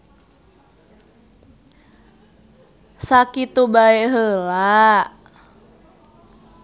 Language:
Sundanese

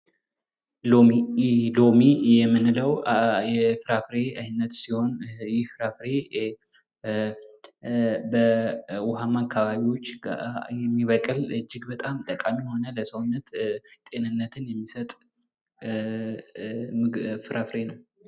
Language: Amharic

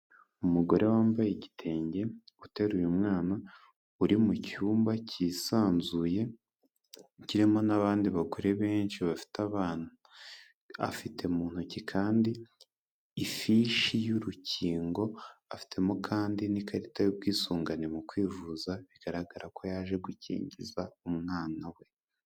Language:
Kinyarwanda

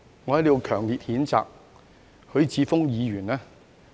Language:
Cantonese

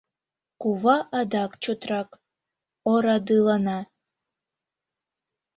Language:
Mari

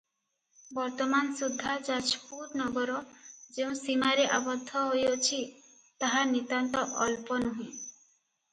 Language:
Odia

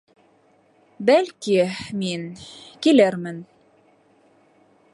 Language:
Bashkir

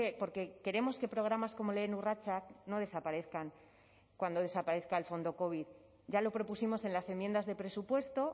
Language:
Spanish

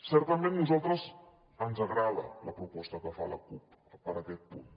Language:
Catalan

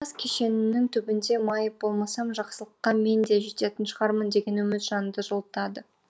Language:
Kazakh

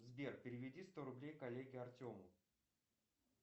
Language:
Russian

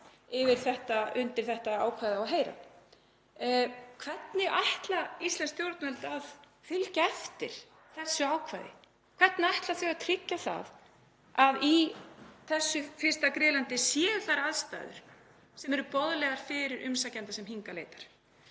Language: Icelandic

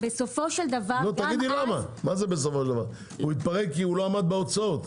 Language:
Hebrew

